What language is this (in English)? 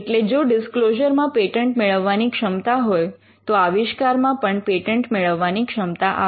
Gujarati